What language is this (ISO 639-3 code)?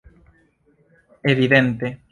epo